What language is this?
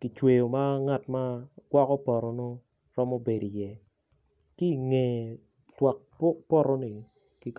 Acoli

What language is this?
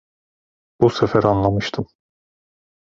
Turkish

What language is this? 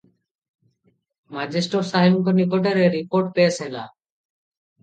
Odia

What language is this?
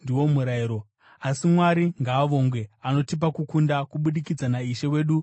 Shona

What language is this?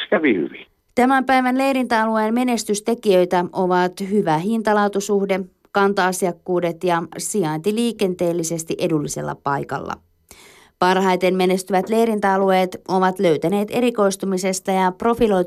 Finnish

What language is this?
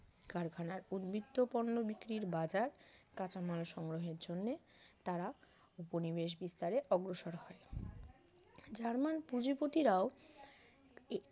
Bangla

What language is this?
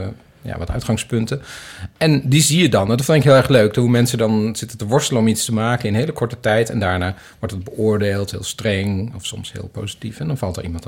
Dutch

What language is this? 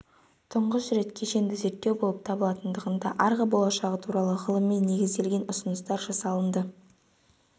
Kazakh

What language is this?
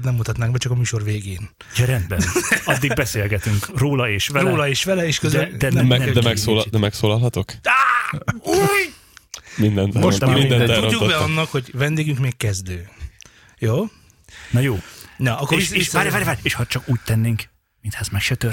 Hungarian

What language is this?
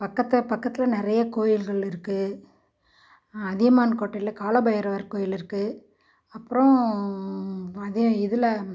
Tamil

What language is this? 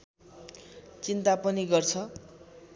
Nepali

